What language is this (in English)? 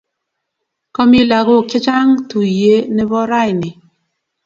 Kalenjin